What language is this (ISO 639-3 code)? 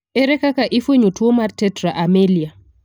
luo